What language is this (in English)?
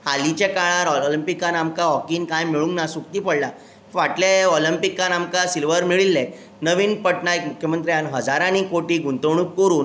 Konkani